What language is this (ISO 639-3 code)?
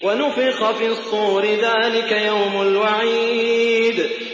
ara